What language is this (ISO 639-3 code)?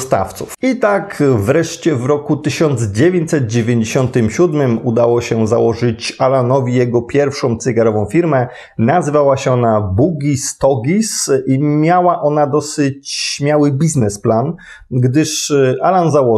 pol